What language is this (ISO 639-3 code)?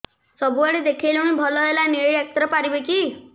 ori